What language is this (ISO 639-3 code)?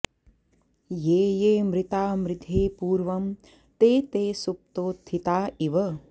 san